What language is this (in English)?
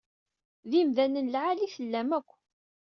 Kabyle